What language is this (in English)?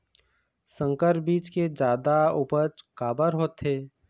Chhattisgarhi